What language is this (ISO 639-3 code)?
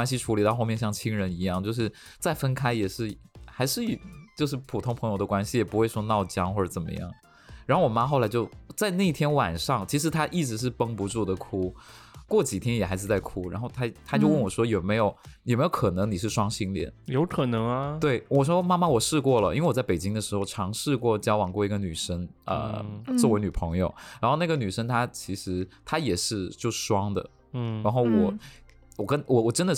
zho